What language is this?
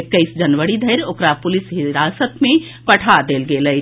Maithili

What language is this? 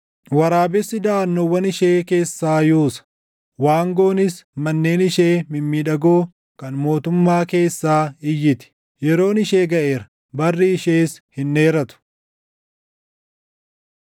Oromo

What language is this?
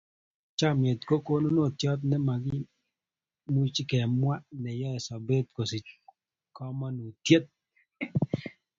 Kalenjin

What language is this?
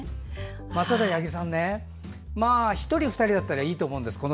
Japanese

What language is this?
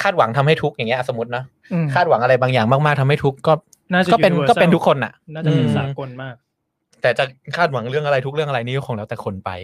Thai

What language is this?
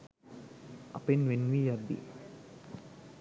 Sinhala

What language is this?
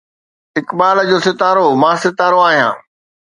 Sindhi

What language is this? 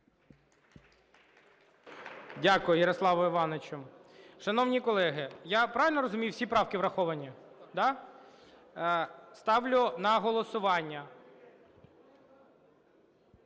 Ukrainian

